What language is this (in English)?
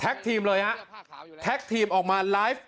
Thai